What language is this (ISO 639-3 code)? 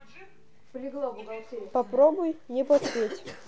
rus